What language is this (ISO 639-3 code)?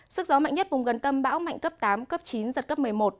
vie